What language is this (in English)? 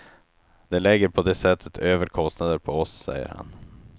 Swedish